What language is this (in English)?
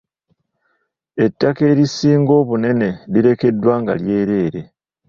Ganda